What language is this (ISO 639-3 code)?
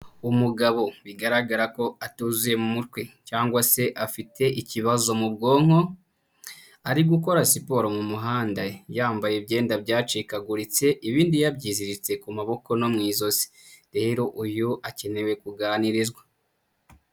kin